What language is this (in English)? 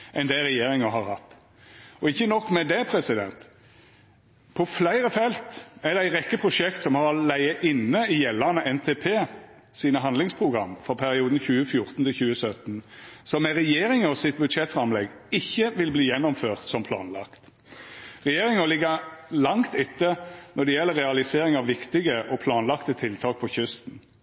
Norwegian Nynorsk